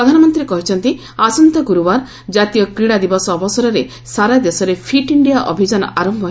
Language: Odia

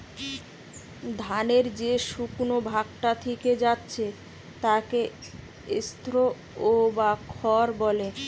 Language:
Bangla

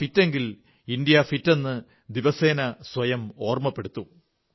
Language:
Malayalam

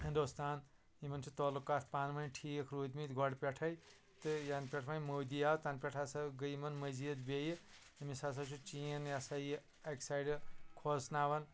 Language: Kashmiri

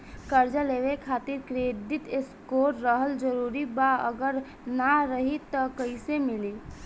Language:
Bhojpuri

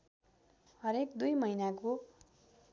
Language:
Nepali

